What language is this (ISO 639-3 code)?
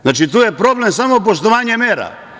srp